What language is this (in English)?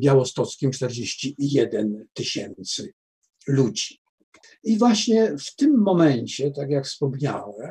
Polish